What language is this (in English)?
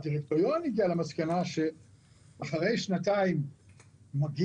Hebrew